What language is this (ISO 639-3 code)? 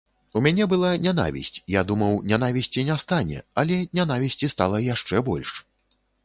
bel